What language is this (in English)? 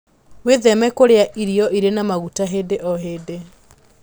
Kikuyu